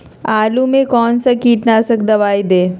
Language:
Magahi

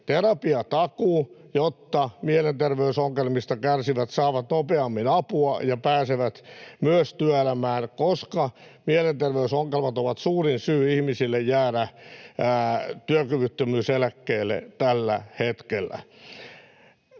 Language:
Finnish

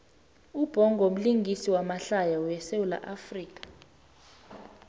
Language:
South Ndebele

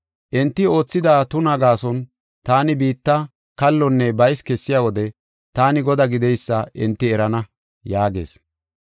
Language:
Gofa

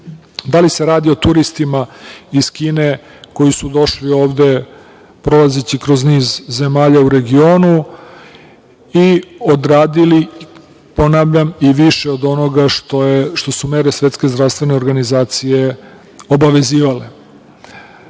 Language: Serbian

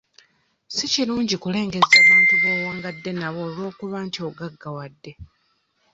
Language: Ganda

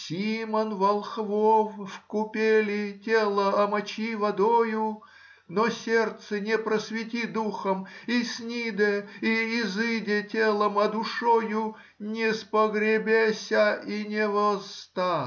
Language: Russian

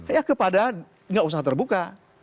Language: Indonesian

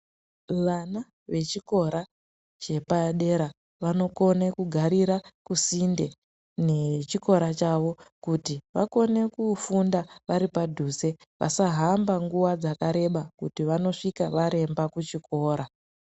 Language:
Ndau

